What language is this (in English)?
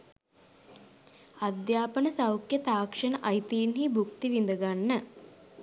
Sinhala